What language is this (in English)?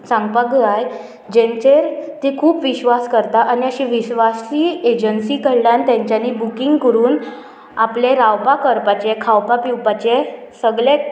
Konkani